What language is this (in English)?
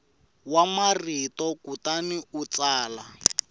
Tsonga